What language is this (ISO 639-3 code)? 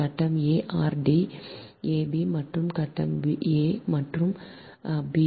tam